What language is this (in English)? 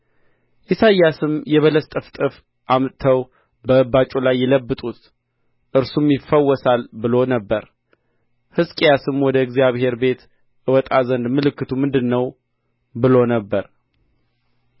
Amharic